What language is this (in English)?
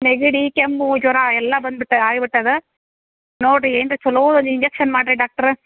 Kannada